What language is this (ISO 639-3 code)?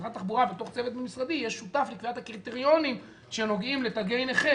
heb